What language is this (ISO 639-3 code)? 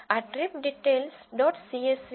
guj